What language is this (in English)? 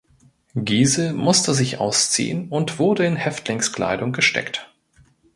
German